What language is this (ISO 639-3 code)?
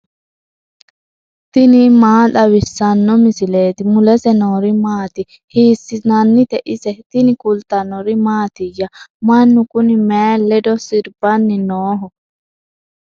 sid